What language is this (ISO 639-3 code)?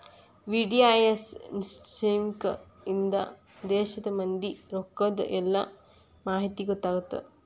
kan